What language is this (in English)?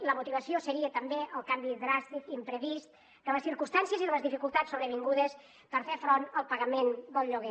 Catalan